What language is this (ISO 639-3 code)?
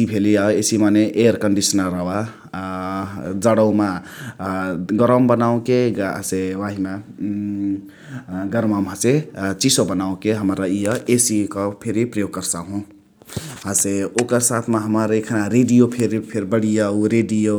the